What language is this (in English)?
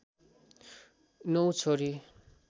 Nepali